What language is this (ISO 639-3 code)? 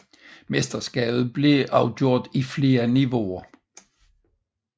dan